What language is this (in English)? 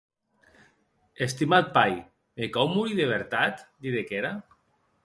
Occitan